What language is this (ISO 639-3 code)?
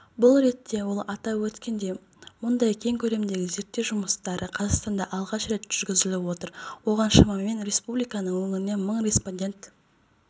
kaz